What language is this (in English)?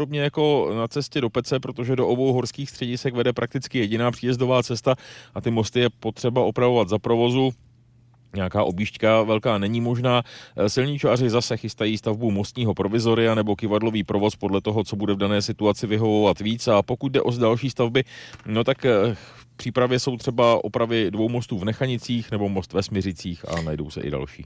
Czech